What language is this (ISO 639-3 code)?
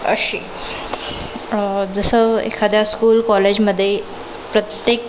mar